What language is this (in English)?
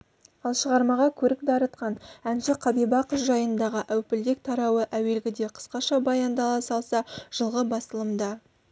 Kazakh